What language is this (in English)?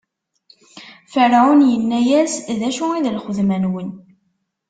Kabyle